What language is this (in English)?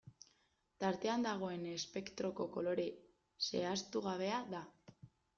Basque